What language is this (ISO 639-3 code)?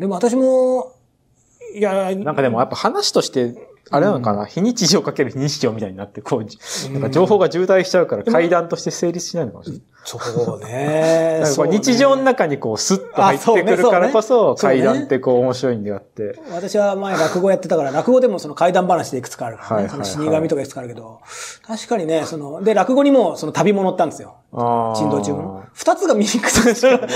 jpn